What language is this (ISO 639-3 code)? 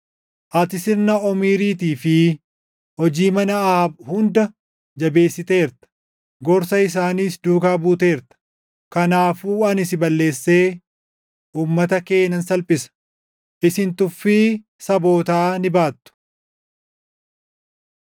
orm